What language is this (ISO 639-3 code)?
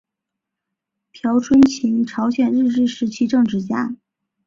zho